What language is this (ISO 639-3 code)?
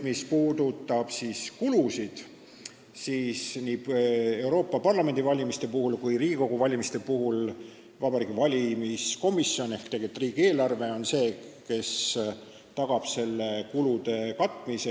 est